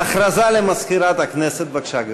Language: Hebrew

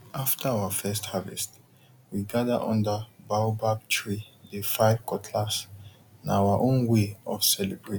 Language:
Nigerian Pidgin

